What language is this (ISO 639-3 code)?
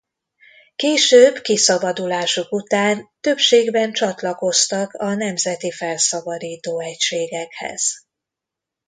hun